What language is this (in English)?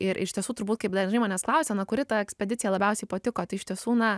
Lithuanian